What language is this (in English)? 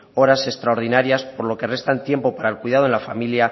Spanish